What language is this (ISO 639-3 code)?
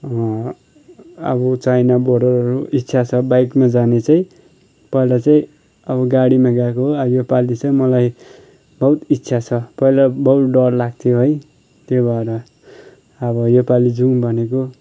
nep